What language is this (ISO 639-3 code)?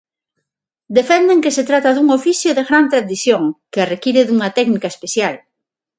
glg